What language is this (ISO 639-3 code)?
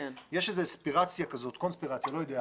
heb